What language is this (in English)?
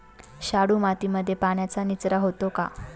Marathi